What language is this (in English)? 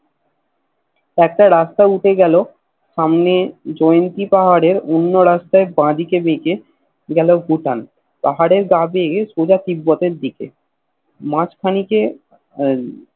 Bangla